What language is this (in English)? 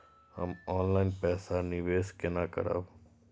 Maithili